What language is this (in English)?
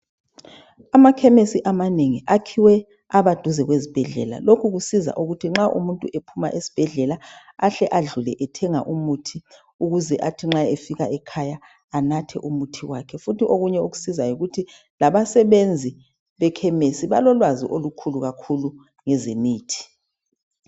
North Ndebele